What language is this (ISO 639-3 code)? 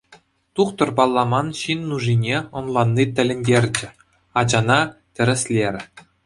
chv